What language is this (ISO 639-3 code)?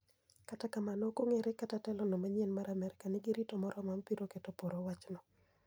luo